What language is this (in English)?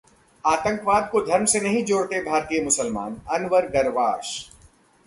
Hindi